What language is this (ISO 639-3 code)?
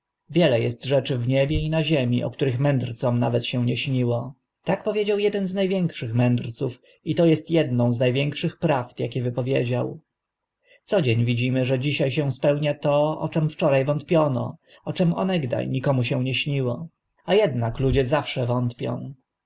pol